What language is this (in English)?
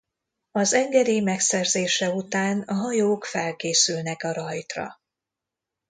Hungarian